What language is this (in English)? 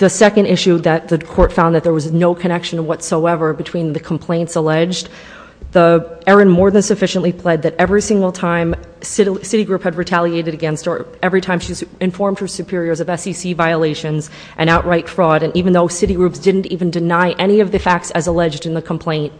English